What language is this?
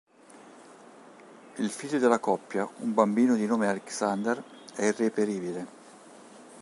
Italian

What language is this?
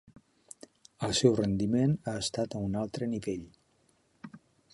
Catalan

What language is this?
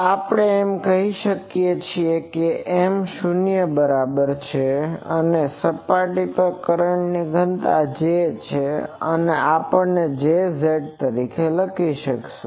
Gujarati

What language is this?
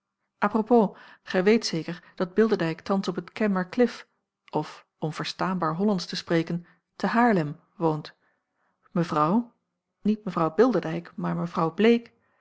Dutch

